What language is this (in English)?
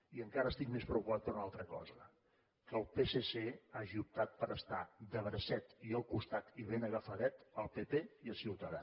Catalan